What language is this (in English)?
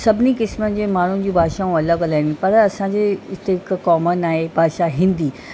Sindhi